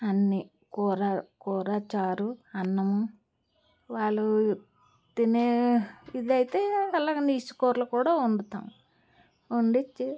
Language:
Telugu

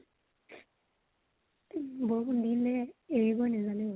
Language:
Assamese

